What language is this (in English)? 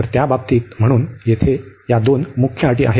Marathi